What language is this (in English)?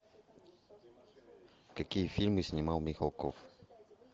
Russian